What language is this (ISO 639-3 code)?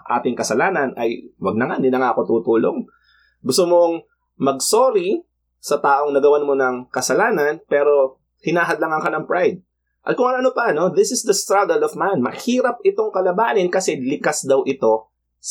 fil